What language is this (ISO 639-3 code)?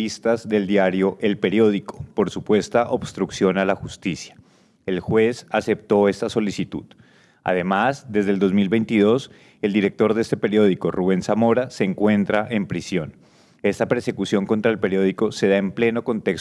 spa